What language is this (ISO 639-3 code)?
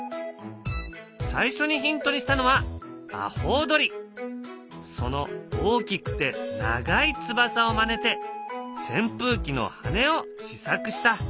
jpn